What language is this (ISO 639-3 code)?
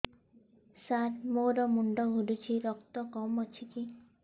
ori